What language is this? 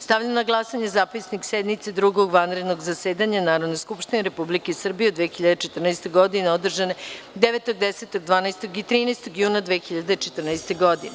Serbian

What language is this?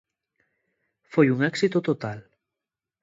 Galician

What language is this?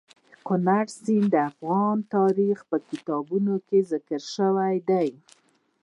Pashto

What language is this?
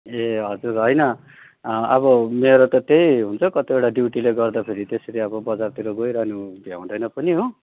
Nepali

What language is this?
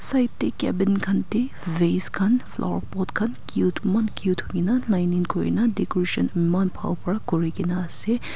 Naga Pidgin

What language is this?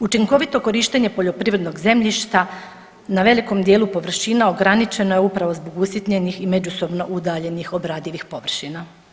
Croatian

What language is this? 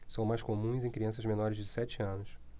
Portuguese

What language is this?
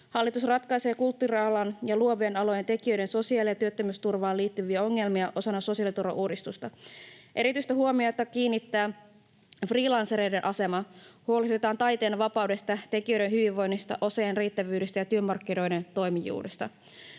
Finnish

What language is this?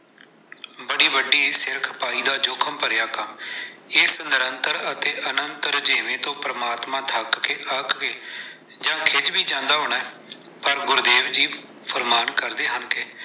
Punjabi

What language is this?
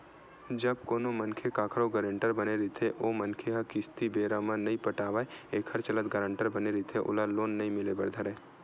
Chhattisgarhi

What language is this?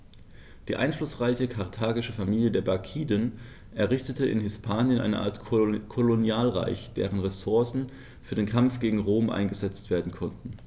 German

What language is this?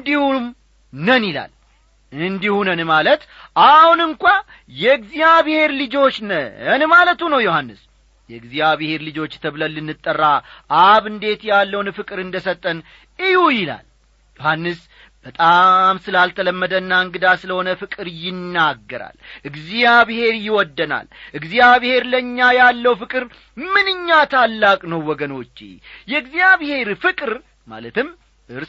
Amharic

